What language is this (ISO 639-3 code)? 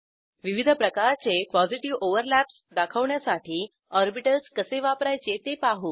mar